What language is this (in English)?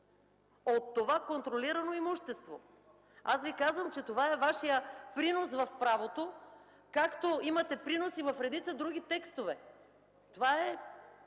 Bulgarian